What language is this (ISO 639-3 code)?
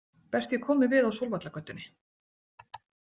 isl